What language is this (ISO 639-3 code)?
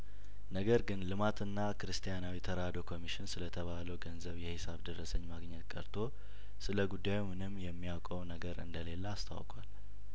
amh